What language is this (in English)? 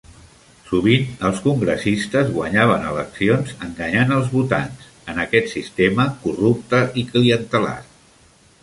Catalan